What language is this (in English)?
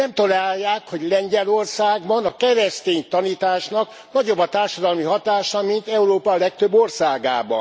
Hungarian